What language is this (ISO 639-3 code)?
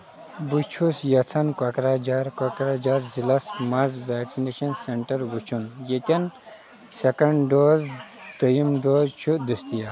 kas